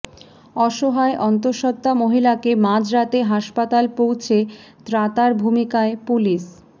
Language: Bangla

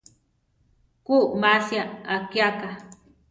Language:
Central Tarahumara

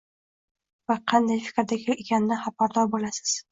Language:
Uzbek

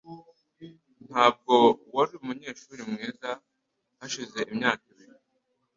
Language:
Kinyarwanda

